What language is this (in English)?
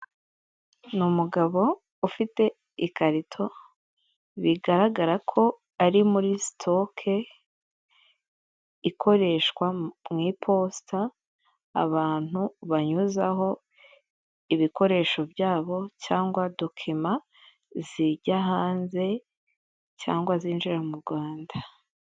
Kinyarwanda